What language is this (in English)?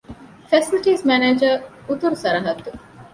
Divehi